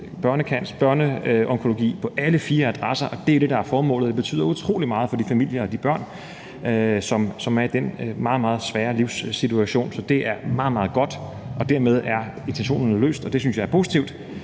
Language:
Danish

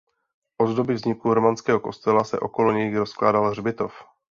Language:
Czech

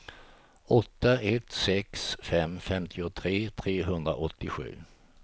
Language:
Swedish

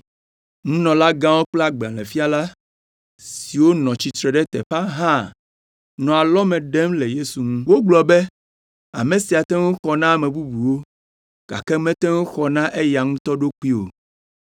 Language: Ewe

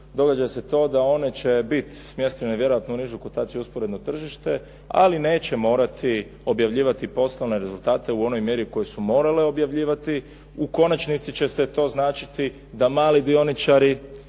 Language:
Croatian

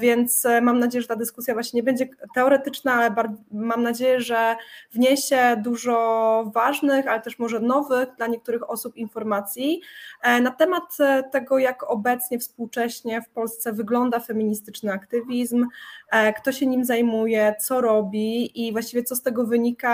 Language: Polish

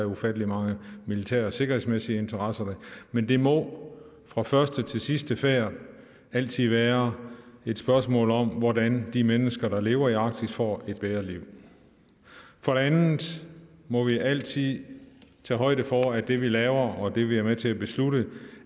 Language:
Danish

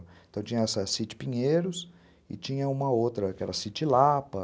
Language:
Portuguese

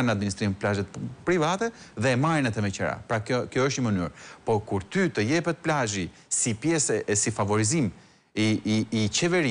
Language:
Romanian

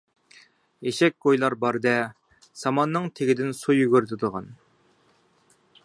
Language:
Uyghur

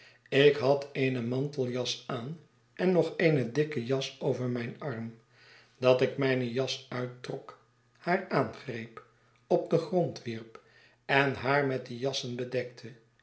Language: Dutch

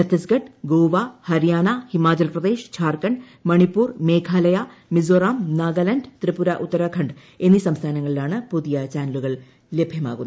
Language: Malayalam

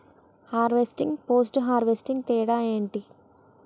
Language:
Telugu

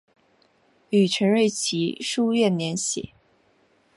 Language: Chinese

